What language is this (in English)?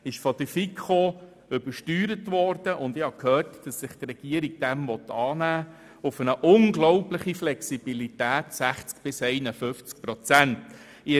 Swiss German